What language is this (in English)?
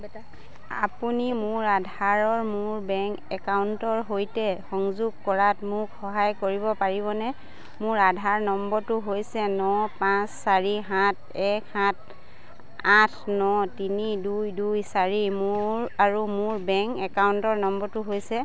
Assamese